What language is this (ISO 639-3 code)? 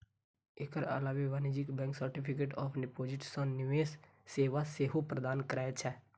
mai